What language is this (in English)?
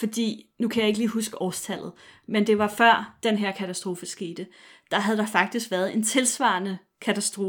Danish